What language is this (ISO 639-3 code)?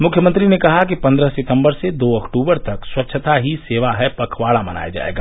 hin